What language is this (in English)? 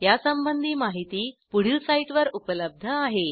Marathi